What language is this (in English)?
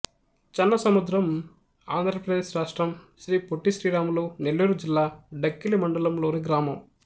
Telugu